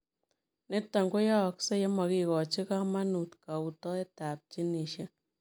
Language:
Kalenjin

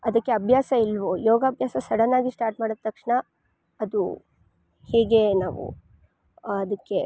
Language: Kannada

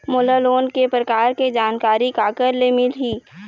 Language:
Chhattisgarhi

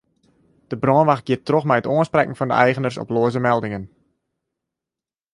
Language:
Western Frisian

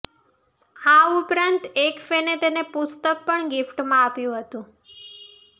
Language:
Gujarati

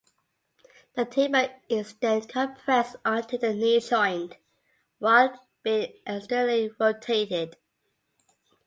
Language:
English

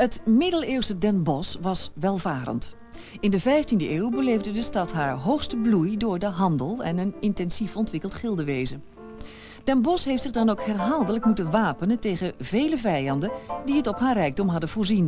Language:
Dutch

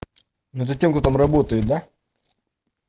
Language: Russian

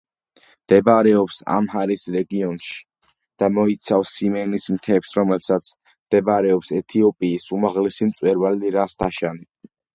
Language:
Georgian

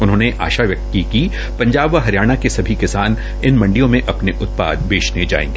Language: Hindi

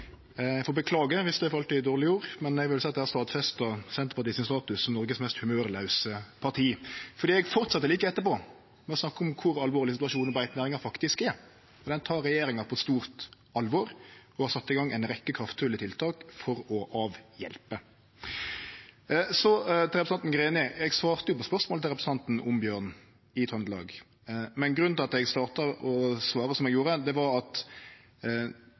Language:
Norwegian Nynorsk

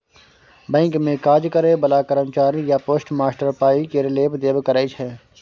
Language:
Maithili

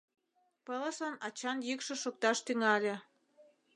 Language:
Mari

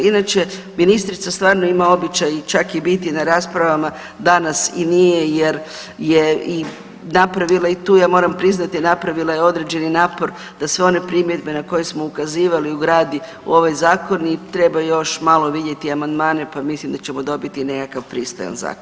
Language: Croatian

